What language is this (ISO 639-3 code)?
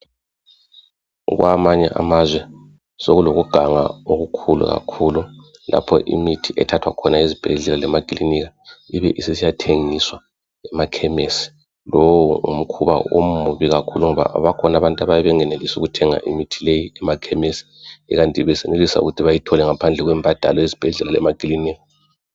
nde